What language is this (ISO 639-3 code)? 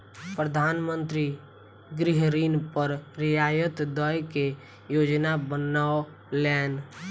mai